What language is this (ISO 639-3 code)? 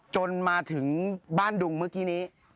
tha